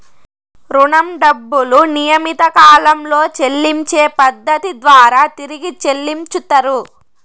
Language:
Telugu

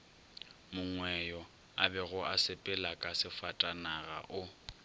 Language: Northern Sotho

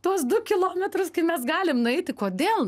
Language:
Lithuanian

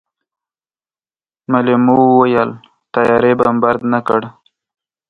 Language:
Pashto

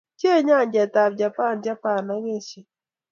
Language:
Kalenjin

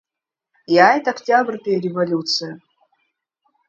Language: Abkhazian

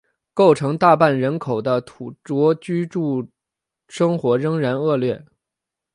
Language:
Chinese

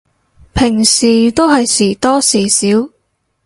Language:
Cantonese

